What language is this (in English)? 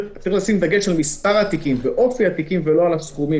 Hebrew